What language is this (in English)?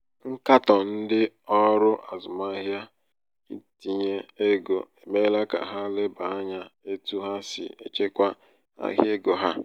Igbo